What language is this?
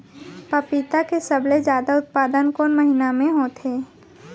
Chhattisgarhi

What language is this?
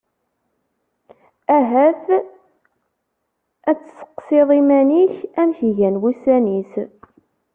Kabyle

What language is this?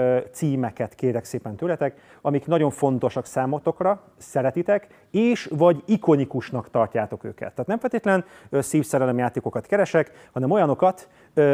Hungarian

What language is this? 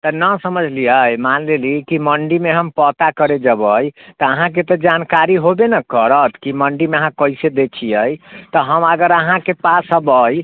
Maithili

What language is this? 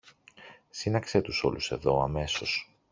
Greek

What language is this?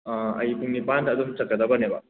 Manipuri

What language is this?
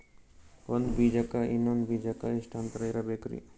Kannada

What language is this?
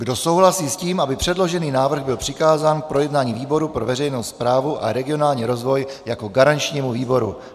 Czech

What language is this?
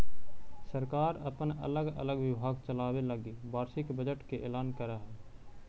Magahi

